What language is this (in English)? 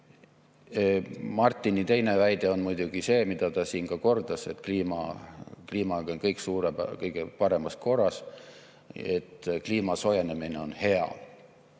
Estonian